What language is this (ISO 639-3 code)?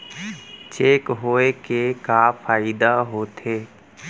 hne